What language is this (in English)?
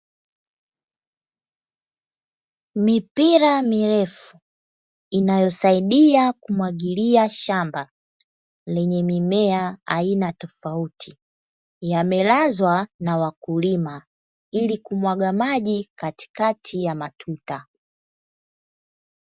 Swahili